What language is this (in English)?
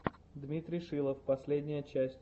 Russian